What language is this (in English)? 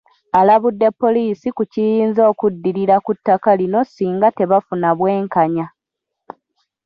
Ganda